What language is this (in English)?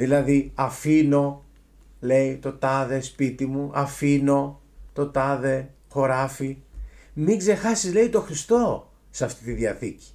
Greek